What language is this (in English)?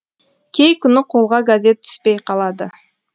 Kazakh